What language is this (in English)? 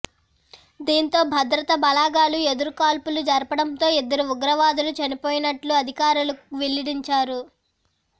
Telugu